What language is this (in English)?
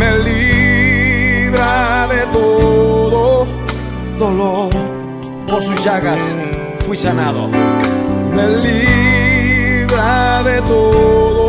Spanish